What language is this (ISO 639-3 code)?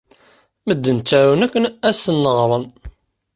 kab